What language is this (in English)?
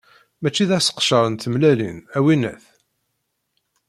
Kabyle